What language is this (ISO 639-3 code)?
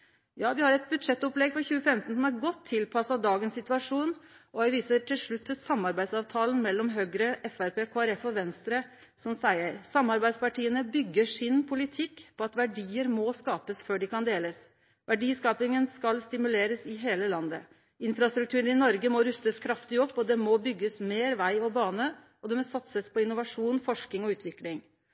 nno